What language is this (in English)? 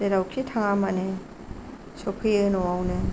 Bodo